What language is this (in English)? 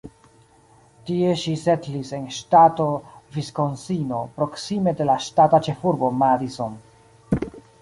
Esperanto